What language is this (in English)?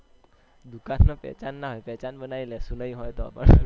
Gujarati